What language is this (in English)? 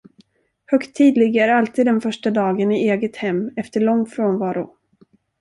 Swedish